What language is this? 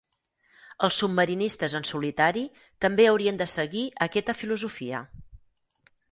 Catalan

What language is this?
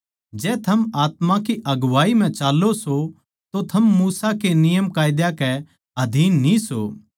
Haryanvi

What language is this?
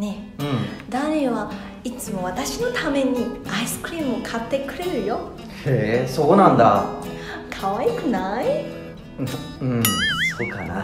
Japanese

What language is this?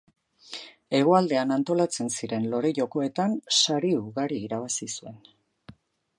Basque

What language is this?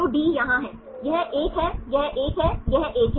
Hindi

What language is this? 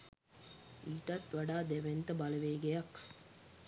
Sinhala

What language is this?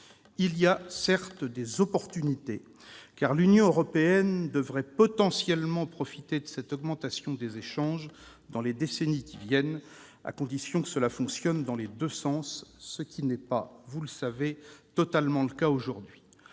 French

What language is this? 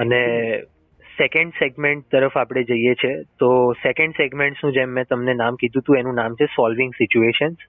Gujarati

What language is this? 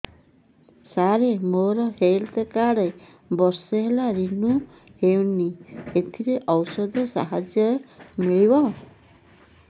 Odia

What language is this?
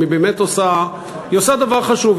Hebrew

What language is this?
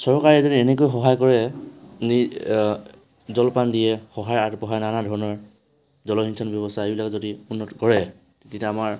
Assamese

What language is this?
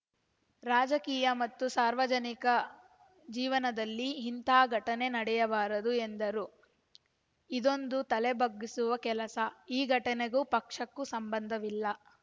Kannada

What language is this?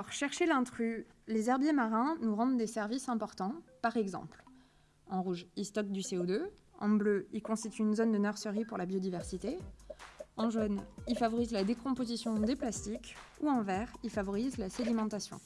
French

